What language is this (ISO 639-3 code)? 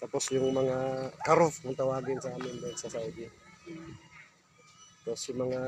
fil